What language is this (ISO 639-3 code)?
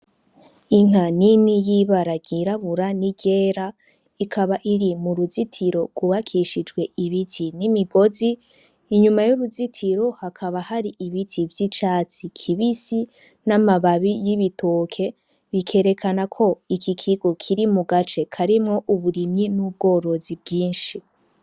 run